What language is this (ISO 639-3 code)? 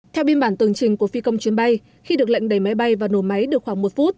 vie